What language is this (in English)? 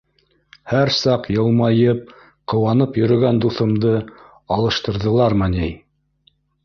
Bashkir